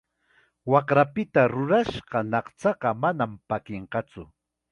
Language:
Chiquián Ancash Quechua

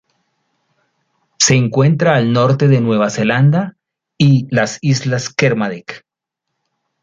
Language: Spanish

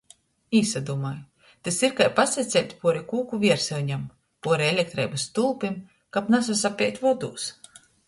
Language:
Latgalian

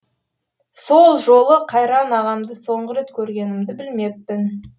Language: Kazakh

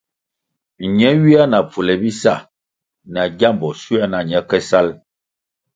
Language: Kwasio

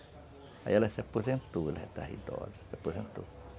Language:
Portuguese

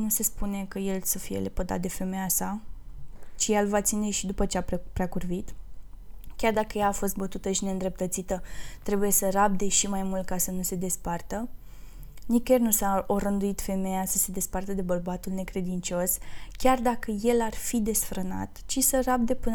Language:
Romanian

